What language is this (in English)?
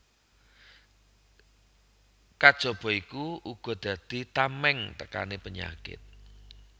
Javanese